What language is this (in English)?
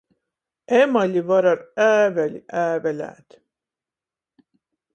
Latgalian